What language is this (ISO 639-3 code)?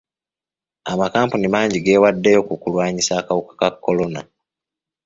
lug